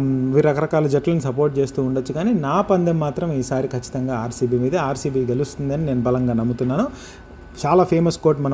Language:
Telugu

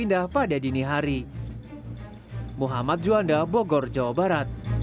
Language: Indonesian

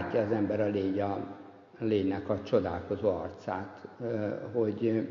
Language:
Hungarian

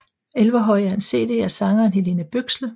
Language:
Danish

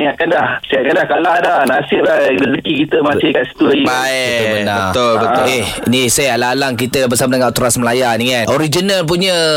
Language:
Malay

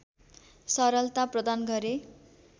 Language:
Nepali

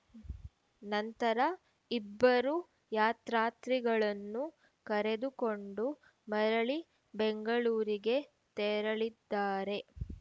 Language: Kannada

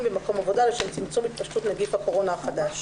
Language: Hebrew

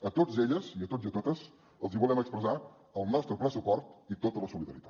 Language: Catalan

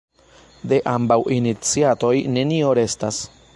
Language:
Esperanto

